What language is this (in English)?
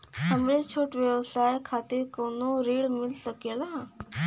Bhojpuri